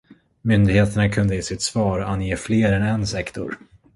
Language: Swedish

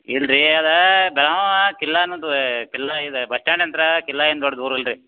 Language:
Kannada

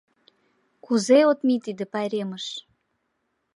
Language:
Mari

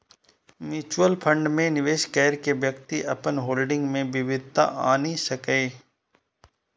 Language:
Maithili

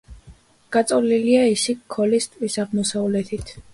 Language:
Georgian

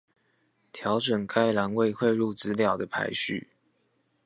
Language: Chinese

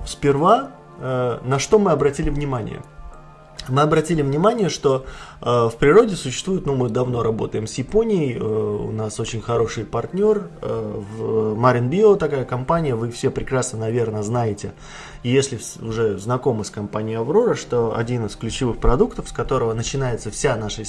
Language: Russian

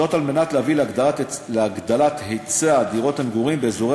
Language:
Hebrew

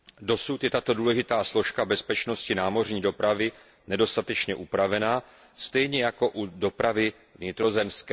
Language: Czech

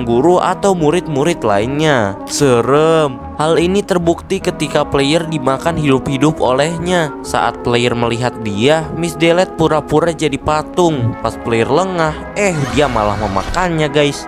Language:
Indonesian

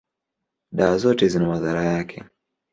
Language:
Swahili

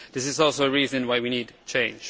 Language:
English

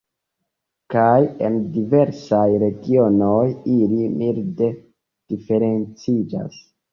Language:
Esperanto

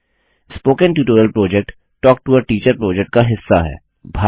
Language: Hindi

